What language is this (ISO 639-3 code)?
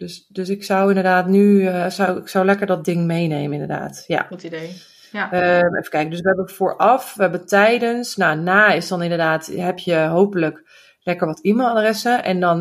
nld